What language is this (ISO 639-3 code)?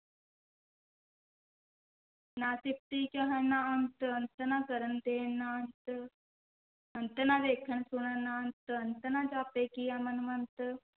pan